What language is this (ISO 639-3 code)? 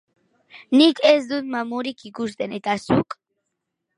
eus